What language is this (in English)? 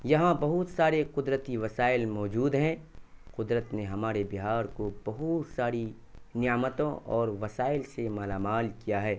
Urdu